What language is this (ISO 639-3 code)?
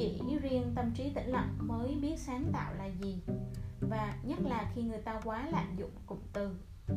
vie